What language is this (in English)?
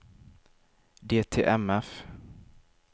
Swedish